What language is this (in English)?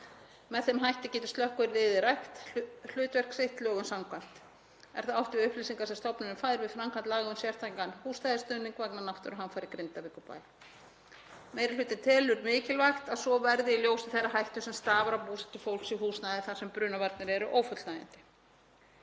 Icelandic